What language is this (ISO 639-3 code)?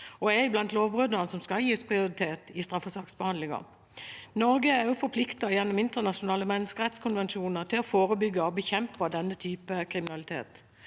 nor